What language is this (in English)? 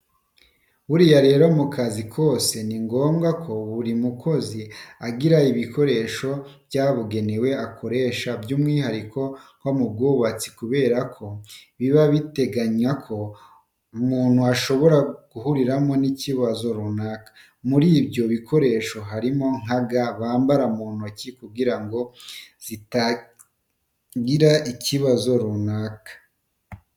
Kinyarwanda